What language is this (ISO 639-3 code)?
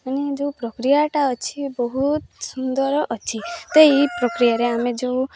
ori